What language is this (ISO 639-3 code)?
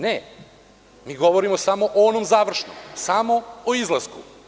srp